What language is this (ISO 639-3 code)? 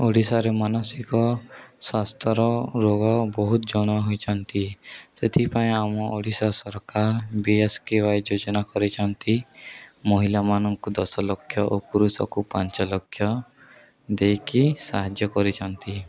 ori